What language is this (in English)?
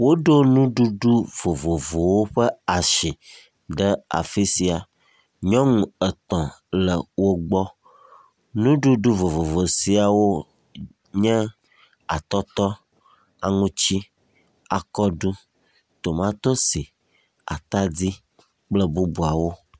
Ewe